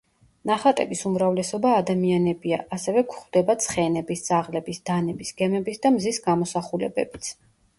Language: Georgian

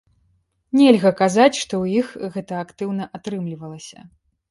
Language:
Belarusian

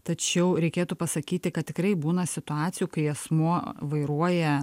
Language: Lithuanian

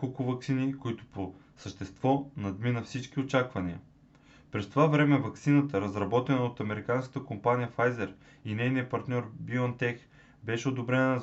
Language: Bulgarian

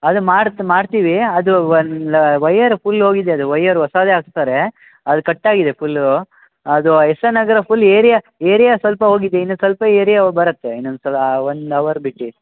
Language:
Kannada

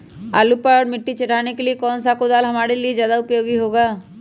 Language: Magahi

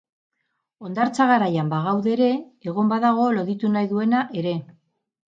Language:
Basque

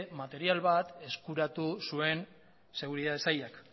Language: Basque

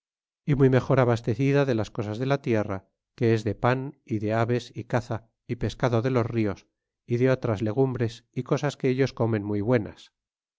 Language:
Spanish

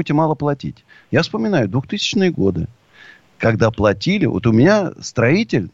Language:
Russian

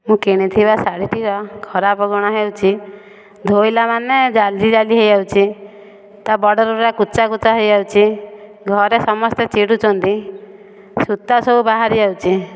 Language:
Odia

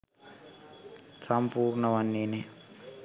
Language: Sinhala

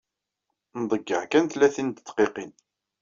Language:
Kabyle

